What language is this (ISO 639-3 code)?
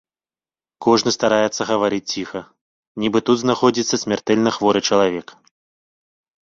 bel